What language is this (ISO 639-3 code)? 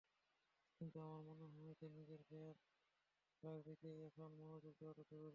ben